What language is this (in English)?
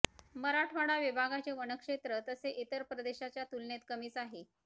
Marathi